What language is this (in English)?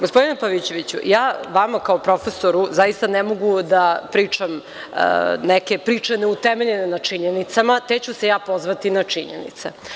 Serbian